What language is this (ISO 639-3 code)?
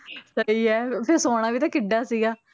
pan